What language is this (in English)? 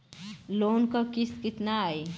Bhojpuri